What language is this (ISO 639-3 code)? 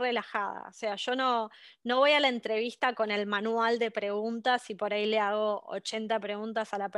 spa